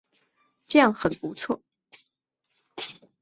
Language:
Chinese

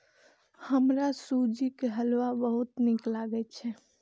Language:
Maithili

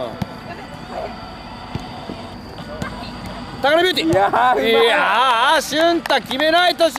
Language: Japanese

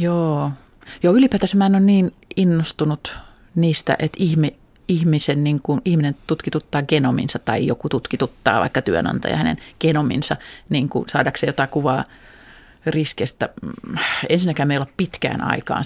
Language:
Finnish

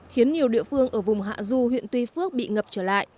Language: Vietnamese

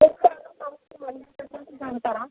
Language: Telugu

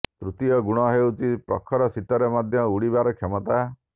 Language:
Odia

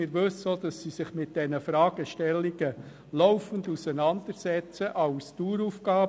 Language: Swiss German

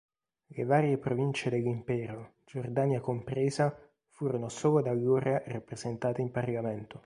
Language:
Italian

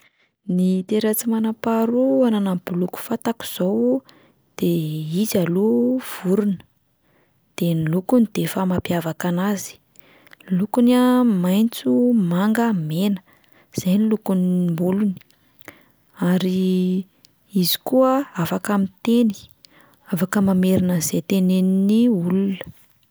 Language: Malagasy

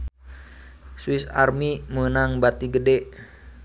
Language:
Sundanese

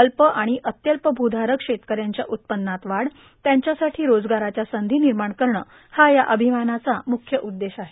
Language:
Marathi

